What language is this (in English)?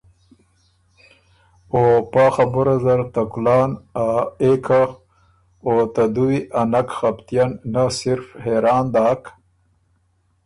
Ormuri